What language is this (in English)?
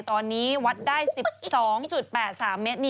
Thai